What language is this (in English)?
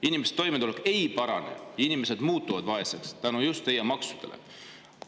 Estonian